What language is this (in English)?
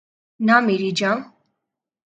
Urdu